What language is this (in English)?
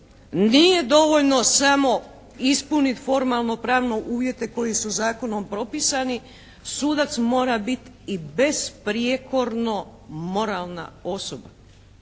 Croatian